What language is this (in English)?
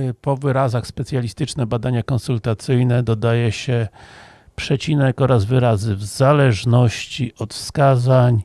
Polish